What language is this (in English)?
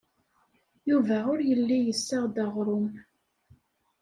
Kabyle